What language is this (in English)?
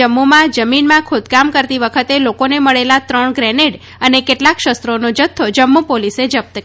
Gujarati